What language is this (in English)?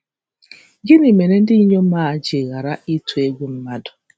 Igbo